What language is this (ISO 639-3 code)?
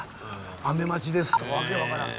jpn